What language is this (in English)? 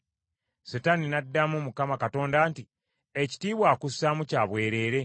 Ganda